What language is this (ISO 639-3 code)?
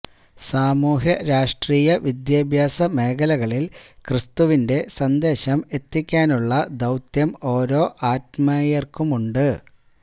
mal